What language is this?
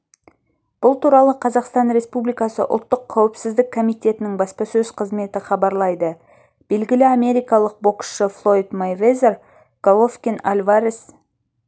Kazakh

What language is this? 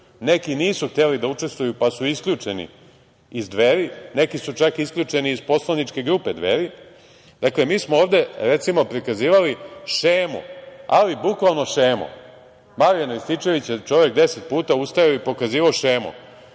Serbian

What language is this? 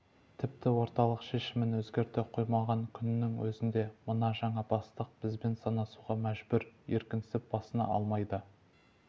Kazakh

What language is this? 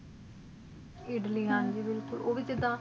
Punjabi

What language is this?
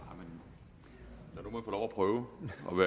Danish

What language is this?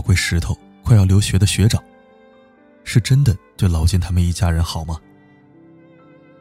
Chinese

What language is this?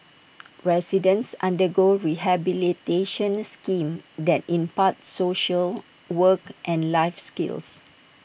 English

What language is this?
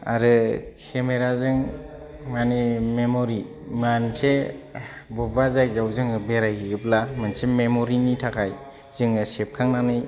Bodo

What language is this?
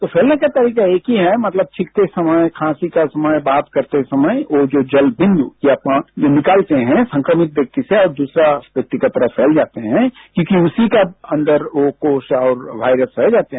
Hindi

